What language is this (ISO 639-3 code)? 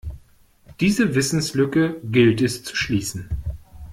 deu